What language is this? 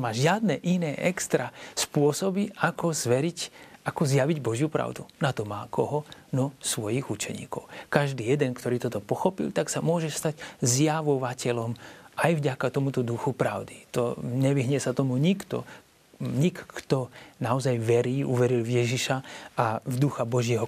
Slovak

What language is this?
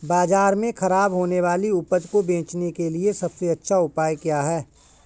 Hindi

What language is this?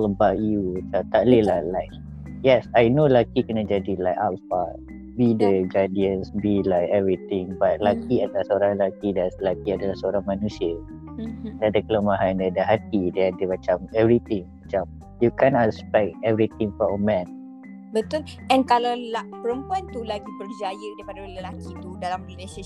Malay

